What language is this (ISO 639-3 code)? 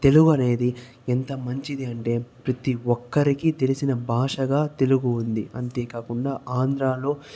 tel